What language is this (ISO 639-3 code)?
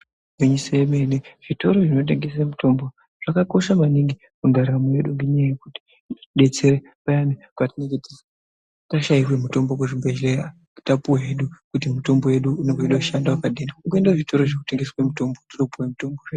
ndc